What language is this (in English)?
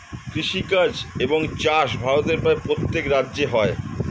Bangla